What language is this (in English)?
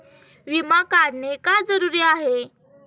Marathi